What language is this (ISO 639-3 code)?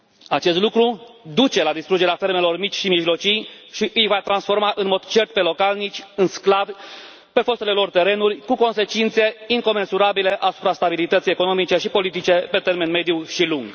ron